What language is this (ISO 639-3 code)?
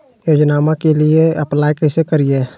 mag